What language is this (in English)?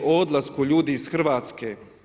Croatian